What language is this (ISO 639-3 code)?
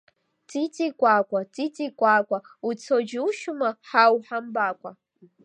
abk